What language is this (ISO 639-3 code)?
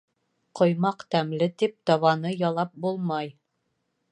bak